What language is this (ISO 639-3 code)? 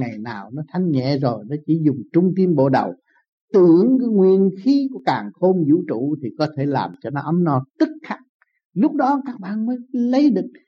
vie